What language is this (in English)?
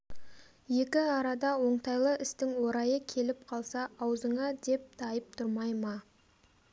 Kazakh